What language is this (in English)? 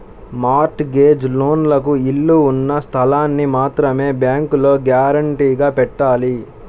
Telugu